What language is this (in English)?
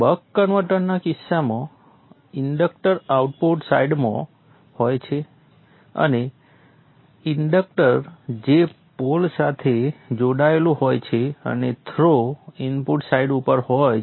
Gujarati